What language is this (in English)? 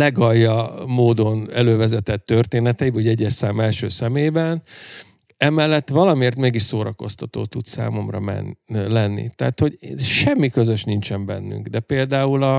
Hungarian